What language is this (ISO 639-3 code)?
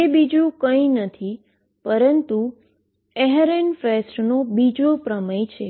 guj